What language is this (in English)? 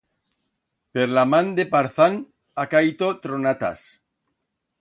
Aragonese